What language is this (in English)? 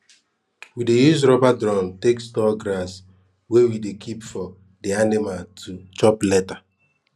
Nigerian Pidgin